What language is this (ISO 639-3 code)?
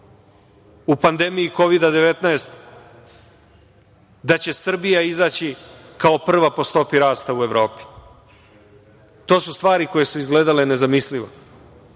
srp